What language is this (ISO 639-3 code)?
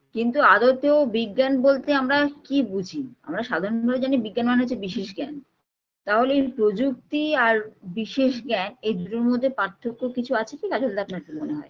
ben